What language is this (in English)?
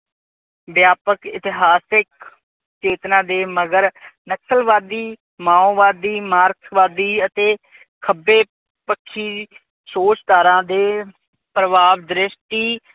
Punjabi